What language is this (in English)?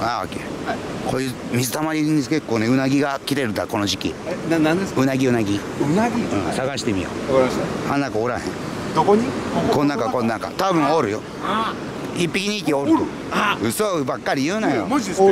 Japanese